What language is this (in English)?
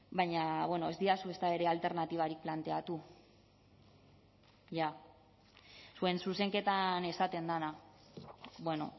Basque